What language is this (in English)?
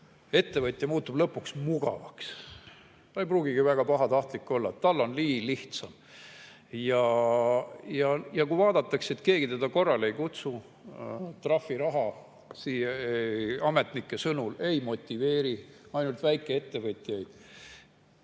Estonian